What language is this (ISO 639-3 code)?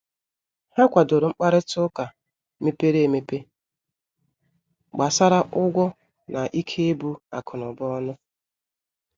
ibo